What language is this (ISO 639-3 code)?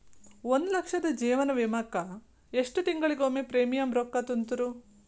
kan